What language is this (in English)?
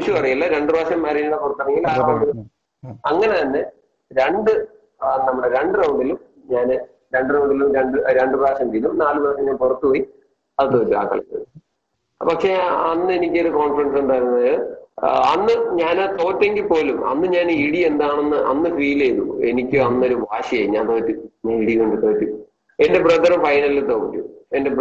Malayalam